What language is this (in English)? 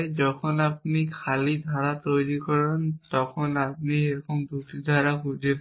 Bangla